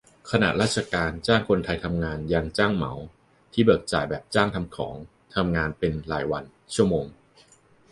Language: Thai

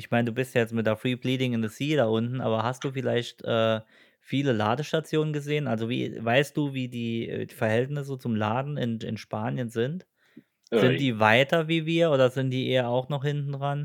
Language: German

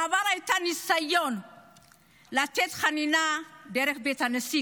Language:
Hebrew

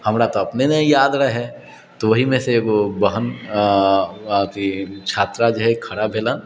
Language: Maithili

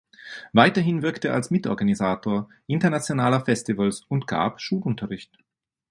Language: German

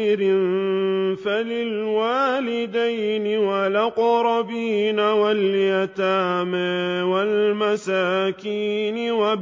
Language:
Arabic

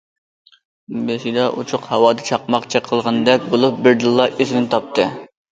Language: Uyghur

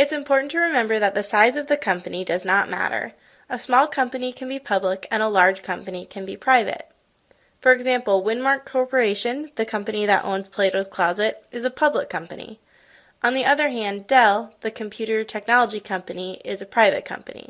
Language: English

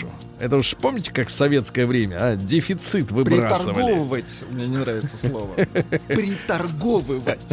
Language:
Russian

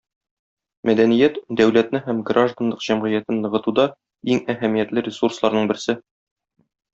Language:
Tatar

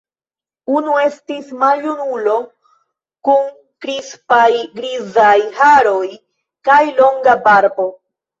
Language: Esperanto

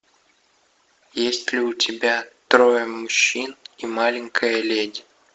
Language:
Russian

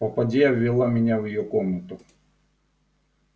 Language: Russian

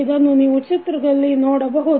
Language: Kannada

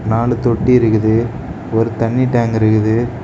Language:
Tamil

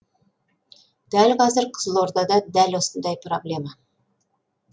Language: Kazakh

